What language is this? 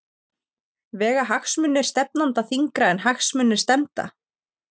Icelandic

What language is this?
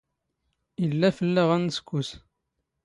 Standard Moroccan Tamazight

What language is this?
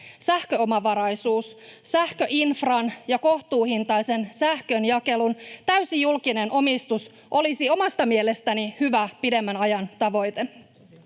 Finnish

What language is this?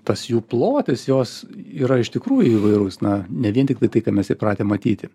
Lithuanian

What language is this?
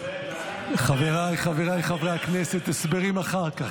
Hebrew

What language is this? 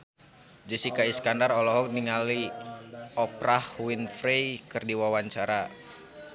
Sundanese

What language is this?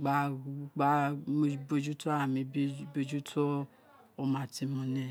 Isekiri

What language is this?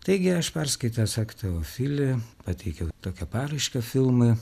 Lithuanian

